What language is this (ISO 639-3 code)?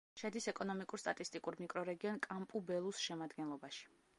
kat